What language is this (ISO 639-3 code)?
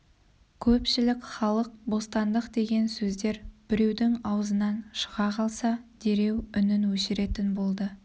kaz